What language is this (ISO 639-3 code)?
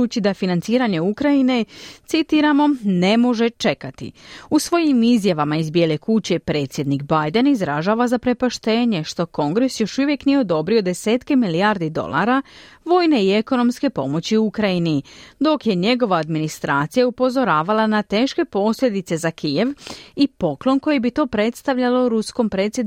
hrv